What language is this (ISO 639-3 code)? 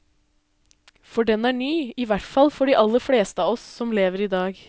nor